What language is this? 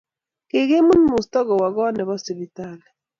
Kalenjin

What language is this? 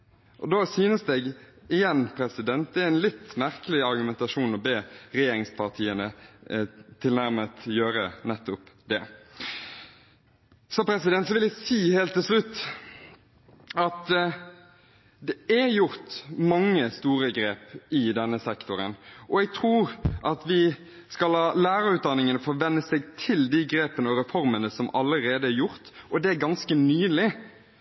Norwegian Bokmål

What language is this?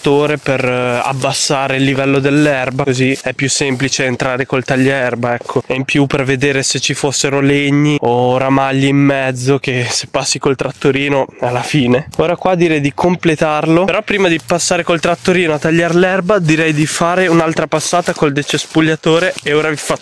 Italian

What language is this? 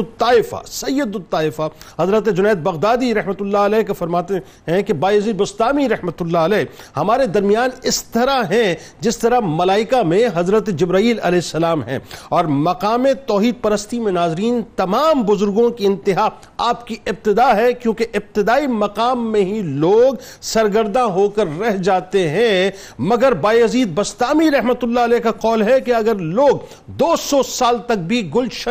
Urdu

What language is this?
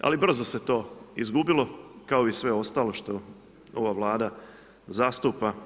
Croatian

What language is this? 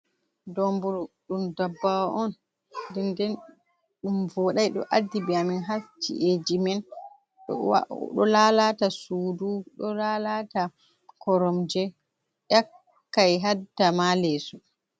Fula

